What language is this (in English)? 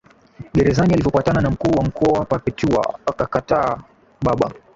Swahili